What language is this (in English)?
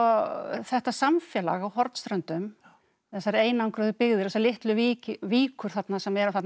Icelandic